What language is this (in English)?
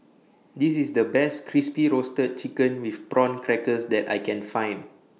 English